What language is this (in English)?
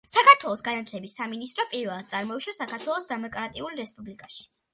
Georgian